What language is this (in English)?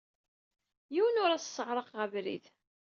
Kabyle